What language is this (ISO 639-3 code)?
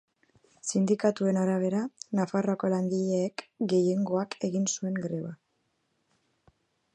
eus